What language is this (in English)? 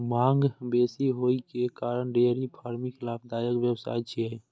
Maithili